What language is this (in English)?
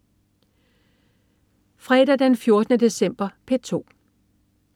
Danish